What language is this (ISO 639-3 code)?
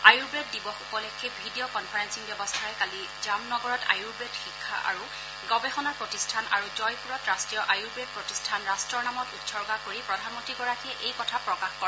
asm